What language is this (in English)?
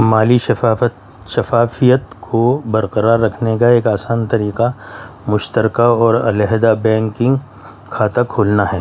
Urdu